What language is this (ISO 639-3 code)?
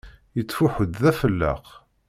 kab